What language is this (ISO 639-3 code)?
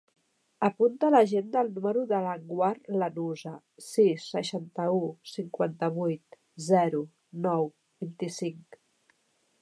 cat